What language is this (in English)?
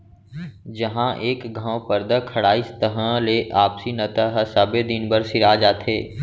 Chhattisgarhi